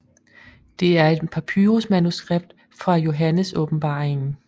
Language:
Danish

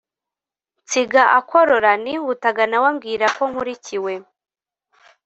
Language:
Kinyarwanda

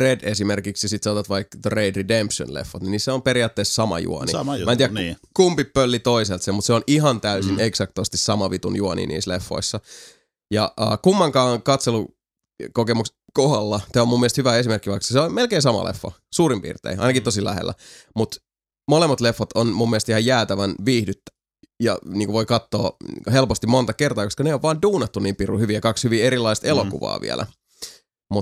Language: Finnish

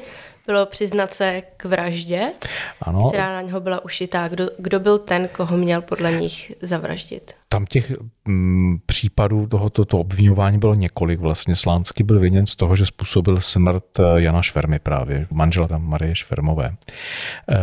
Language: Czech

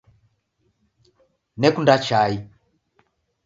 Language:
Taita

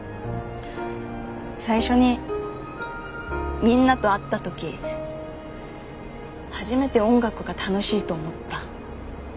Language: Japanese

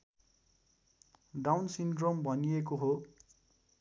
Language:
Nepali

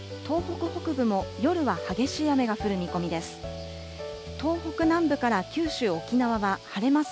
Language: Japanese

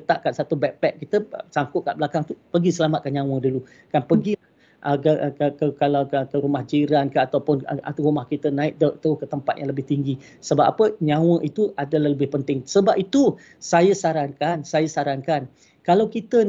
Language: Malay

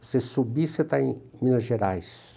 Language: Portuguese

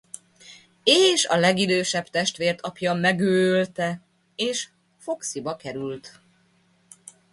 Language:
Hungarian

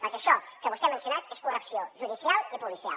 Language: Catalan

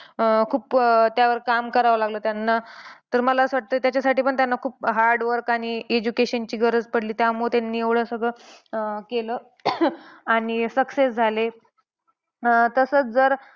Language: Marathi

